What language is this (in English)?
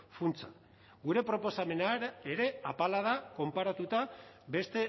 Basque